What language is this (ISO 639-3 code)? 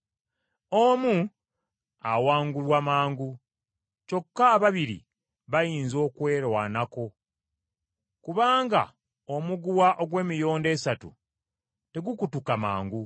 lug